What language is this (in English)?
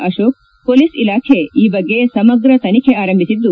Kannada